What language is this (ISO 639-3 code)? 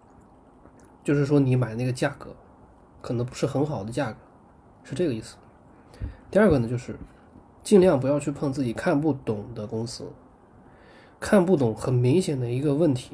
zho